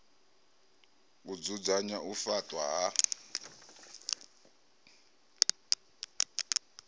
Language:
Venda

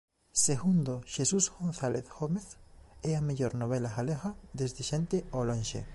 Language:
Galician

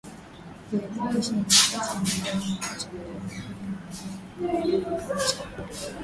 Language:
Swahili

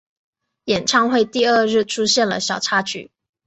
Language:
Chinese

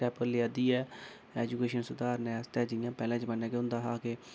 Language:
Dogri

